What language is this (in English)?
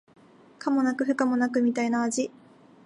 Japanese